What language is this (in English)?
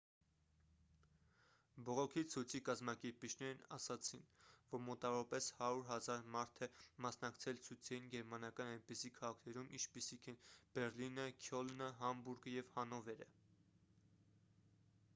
Armenian